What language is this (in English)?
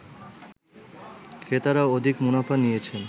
Bangla